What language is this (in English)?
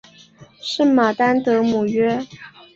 Chinese